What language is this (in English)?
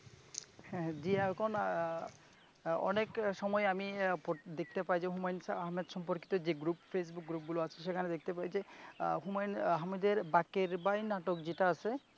Bangla